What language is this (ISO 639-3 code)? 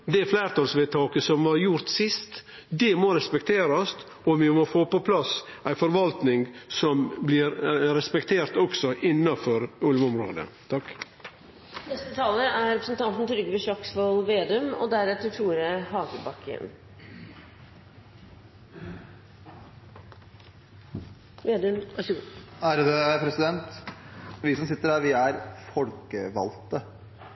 nor